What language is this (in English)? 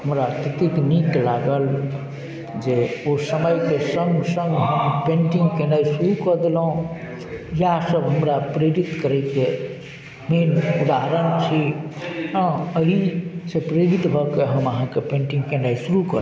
Maithili